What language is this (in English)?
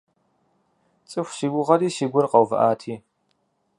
Kabardian